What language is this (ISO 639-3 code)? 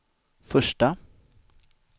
swe